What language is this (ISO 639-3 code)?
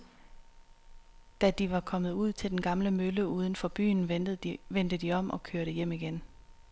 dan